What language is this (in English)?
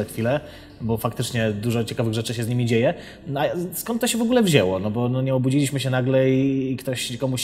Polish